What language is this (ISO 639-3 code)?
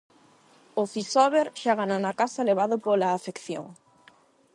glg